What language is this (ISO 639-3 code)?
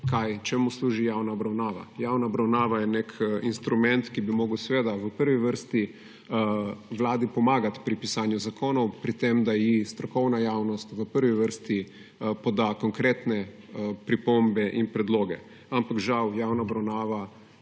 slv